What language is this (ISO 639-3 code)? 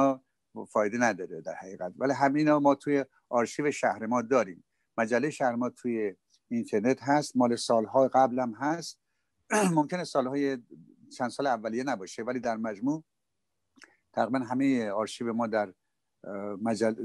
fas